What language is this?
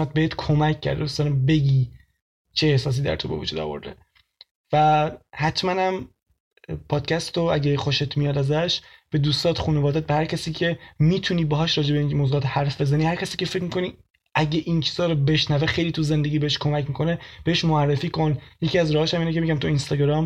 Persian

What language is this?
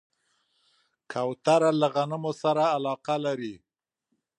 Pashto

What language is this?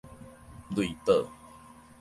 Min Nan Chinese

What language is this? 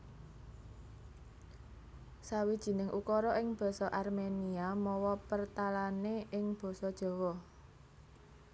Javanese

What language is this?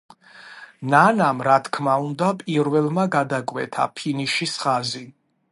Georgian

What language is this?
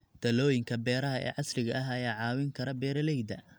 Somali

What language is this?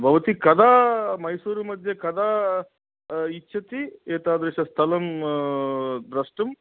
Sanskrit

